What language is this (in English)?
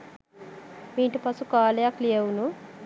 Sinhala